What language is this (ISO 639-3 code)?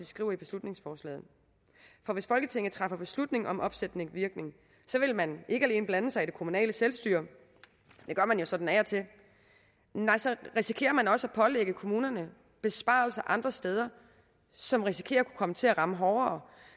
dan